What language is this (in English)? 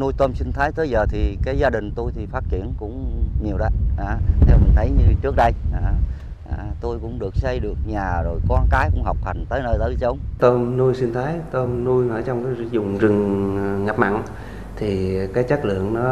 Vietnamese